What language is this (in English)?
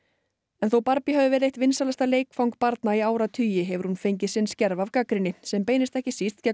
Icelandic